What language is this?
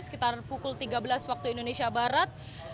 Indonesian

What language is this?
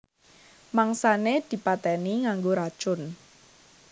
Javanese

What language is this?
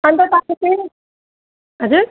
Nepali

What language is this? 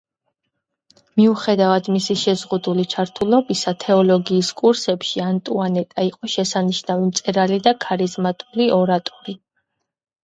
Georgian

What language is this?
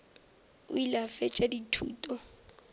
Northern Sotho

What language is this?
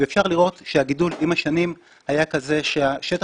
Hebrew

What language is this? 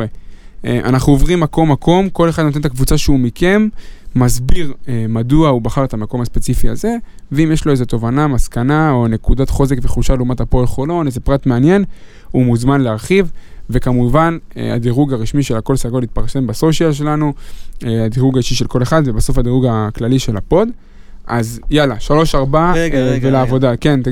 Hebrew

